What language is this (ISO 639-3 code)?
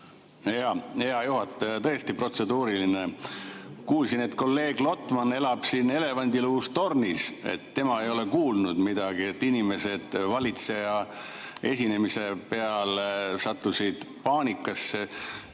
est